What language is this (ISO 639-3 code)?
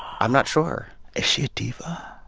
eng